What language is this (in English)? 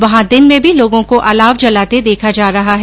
Hindi